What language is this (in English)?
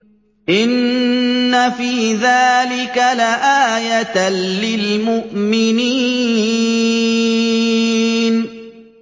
Arabic